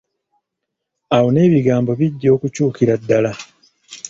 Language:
Ganda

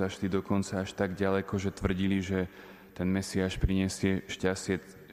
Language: Slovak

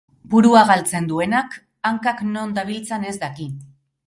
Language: Basque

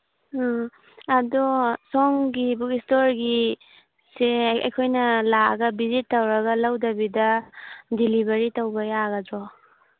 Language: Manipuri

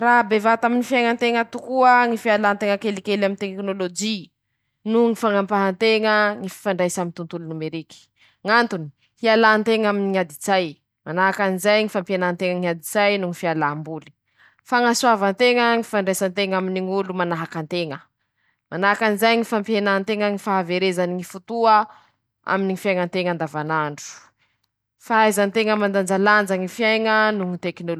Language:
Masikoro Malagasy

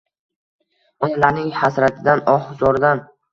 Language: Uzbek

